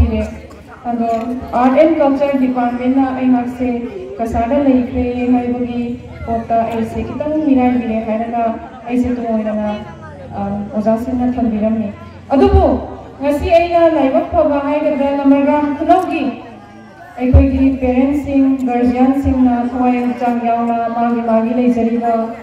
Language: Arabic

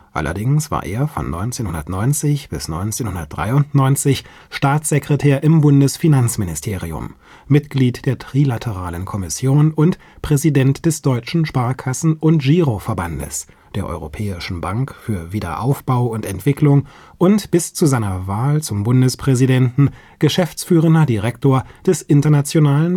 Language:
German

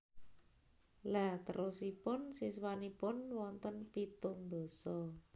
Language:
Javanese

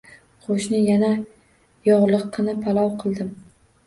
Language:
Uzbek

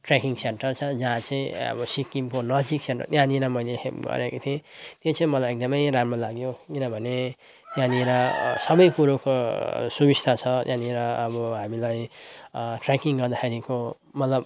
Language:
Nepali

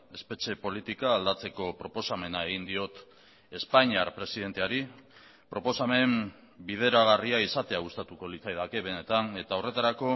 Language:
Basque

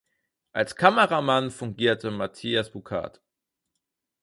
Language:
German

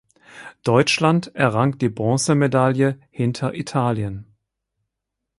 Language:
German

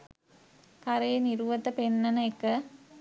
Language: Sinhala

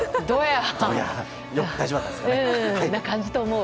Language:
Japanese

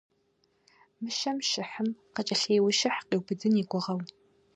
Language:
Kabardian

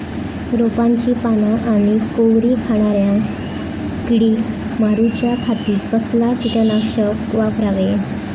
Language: Marathi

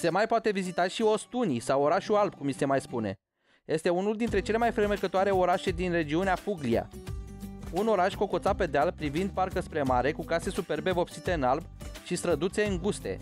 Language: Romanian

